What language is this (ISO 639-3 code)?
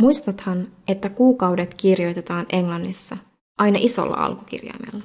fin